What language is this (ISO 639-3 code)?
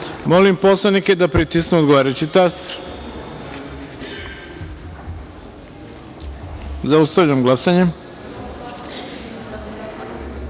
srp